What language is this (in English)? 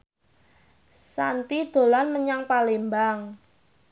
Javanese